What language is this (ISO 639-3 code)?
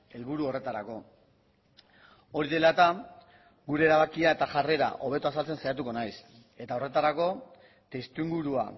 eus